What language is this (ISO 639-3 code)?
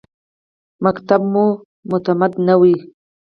pus